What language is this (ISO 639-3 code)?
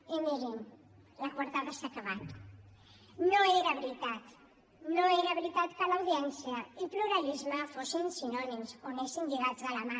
cat